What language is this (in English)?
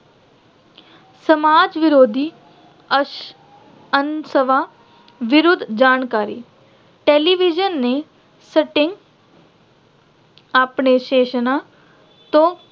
Punjabi